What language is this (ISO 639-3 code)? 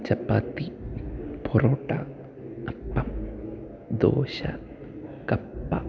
mal